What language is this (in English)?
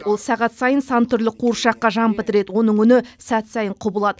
Kazakh